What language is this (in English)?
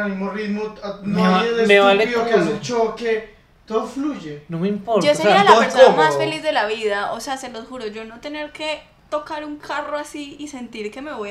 Spanish